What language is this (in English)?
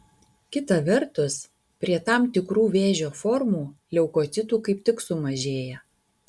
Lithuanian